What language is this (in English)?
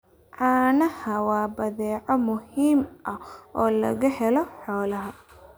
Somali